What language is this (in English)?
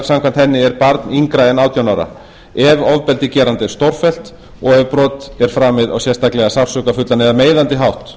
Icelandic